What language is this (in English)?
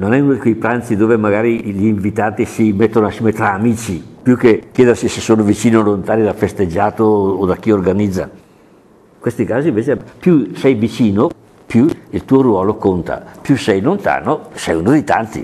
Italian